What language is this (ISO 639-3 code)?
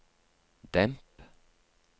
nor